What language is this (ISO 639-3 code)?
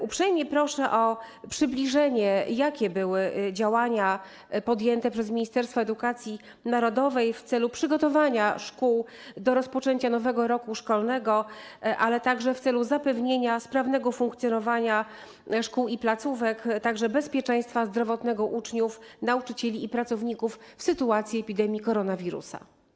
pol